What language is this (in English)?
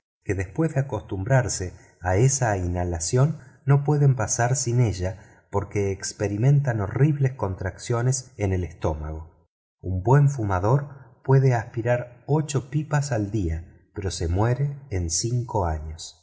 Spanish